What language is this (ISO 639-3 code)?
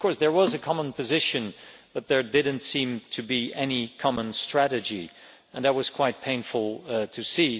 eng